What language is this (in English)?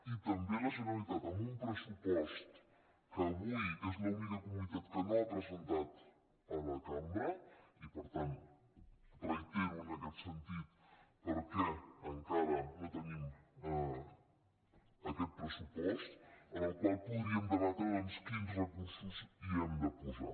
Catalan